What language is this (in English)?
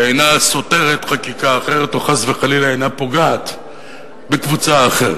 Hebrew